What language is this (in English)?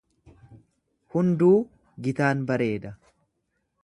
Oromo